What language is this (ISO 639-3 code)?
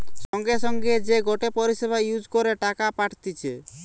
ben